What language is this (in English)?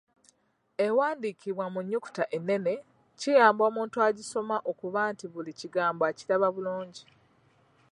Ganda